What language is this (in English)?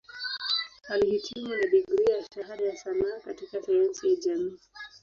Swahili